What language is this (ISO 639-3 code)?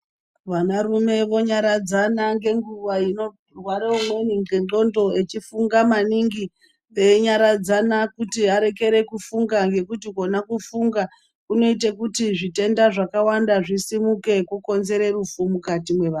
ndc